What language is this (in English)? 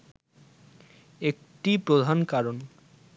Bangla